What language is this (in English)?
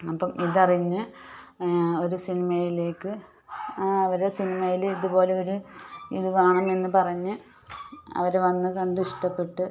Malayalam